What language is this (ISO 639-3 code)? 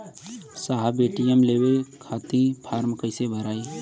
bho